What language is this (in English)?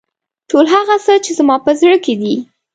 Pashto